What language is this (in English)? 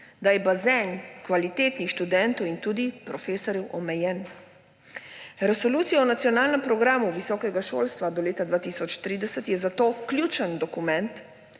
Slovenian